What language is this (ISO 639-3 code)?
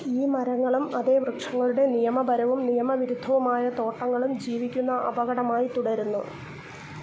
mal